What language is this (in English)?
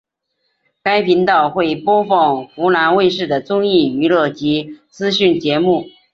Chinese